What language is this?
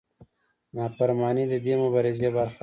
Pashto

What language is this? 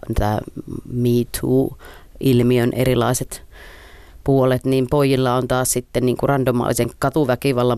Finnish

